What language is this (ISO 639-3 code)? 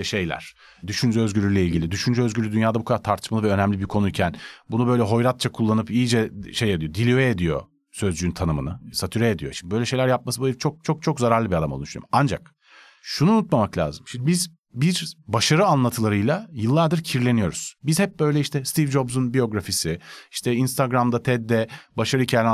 tur